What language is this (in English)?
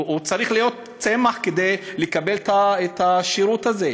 Hebrew